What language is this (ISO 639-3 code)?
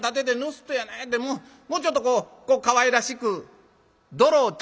jpn